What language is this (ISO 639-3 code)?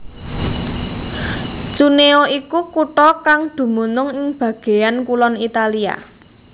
jav